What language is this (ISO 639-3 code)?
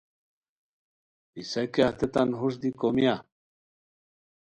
khw